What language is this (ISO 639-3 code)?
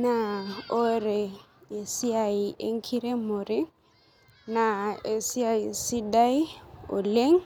mas